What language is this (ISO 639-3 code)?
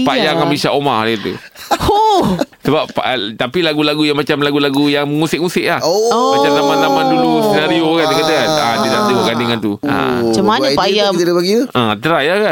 msa